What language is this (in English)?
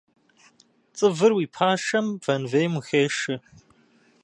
Kabardian